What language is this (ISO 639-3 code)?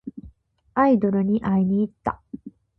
jpn